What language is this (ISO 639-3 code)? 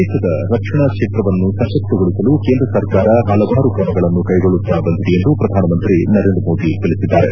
kan